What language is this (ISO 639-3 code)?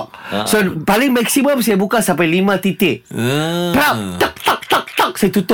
msa